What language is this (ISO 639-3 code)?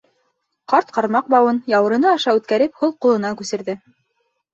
bak